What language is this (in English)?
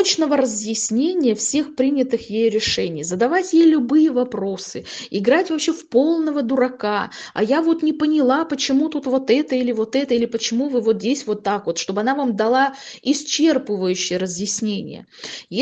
Russian